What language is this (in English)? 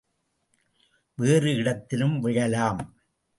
Tamil